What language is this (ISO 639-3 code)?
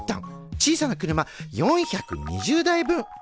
jpn